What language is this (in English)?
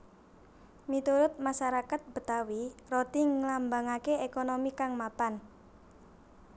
Javanese